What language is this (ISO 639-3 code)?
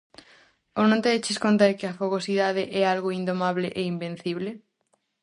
glg